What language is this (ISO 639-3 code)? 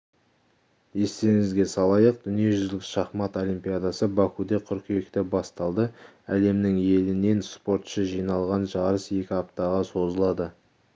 kaz